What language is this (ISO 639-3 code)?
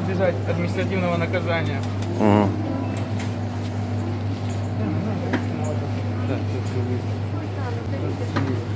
rus